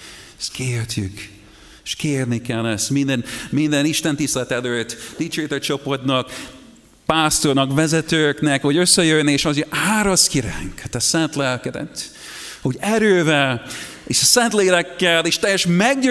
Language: Hungarian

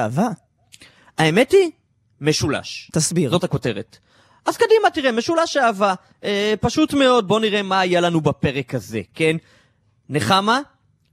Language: Hebrew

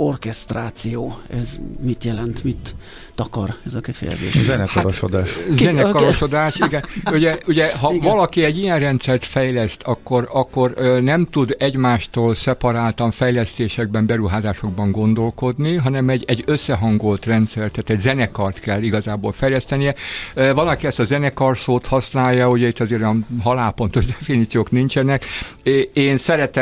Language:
Hungarian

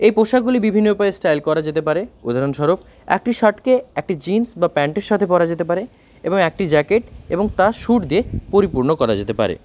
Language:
Bangla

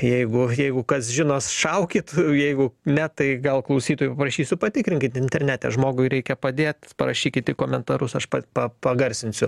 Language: Lithuanian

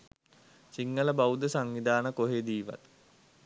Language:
Sinhala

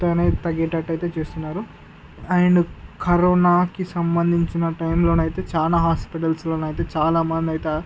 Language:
Telugu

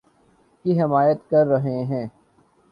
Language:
Urdu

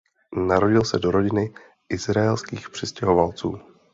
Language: Czech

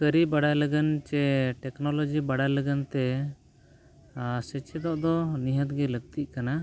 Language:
Santali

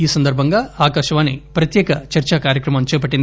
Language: Telugu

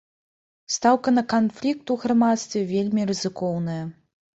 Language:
Belarusian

